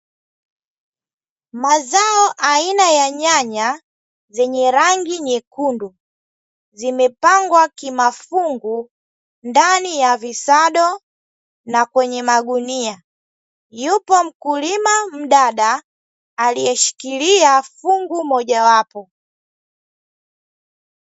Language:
Swahili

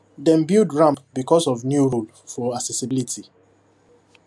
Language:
Nigerian Pidgin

